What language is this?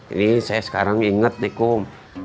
Indonesian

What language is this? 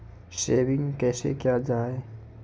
Maithili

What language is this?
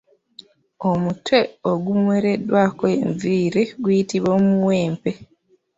Ganda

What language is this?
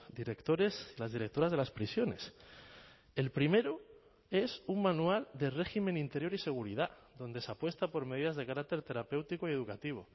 Spanish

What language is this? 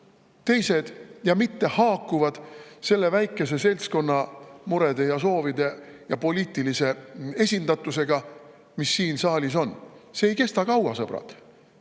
Estonian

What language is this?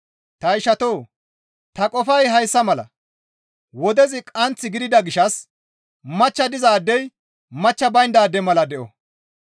Gamo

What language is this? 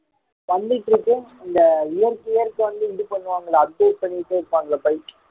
Tamil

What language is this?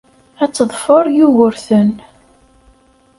Kabyle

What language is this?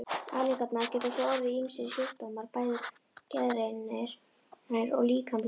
Icelandic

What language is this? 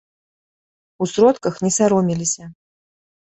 Belarusian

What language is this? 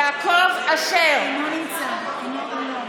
Hebrew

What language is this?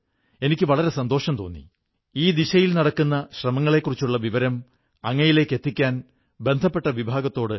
Malayalam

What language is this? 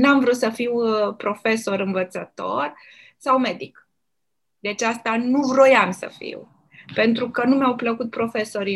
Romanian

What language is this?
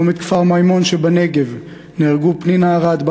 Hebrew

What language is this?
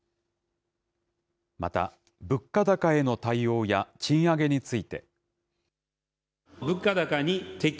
Japanese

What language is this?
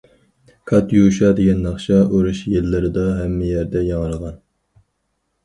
Uyghur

